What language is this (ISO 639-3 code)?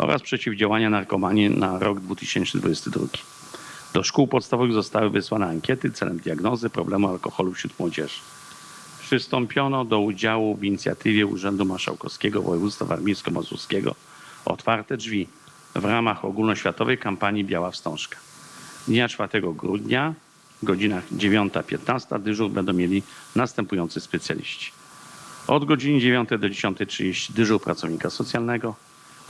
pol